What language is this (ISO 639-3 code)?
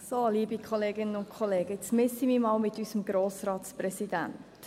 gsw